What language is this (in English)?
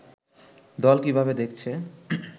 Bangla